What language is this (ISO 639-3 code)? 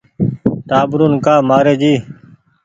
gig